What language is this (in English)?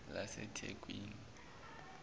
Zulu